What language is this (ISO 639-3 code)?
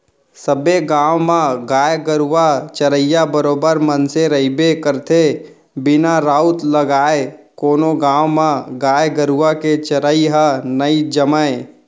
hne